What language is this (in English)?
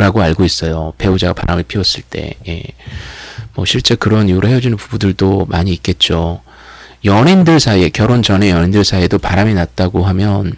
Korean